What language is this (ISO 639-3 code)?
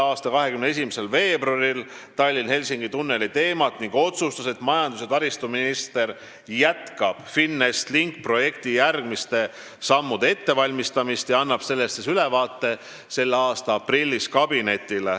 est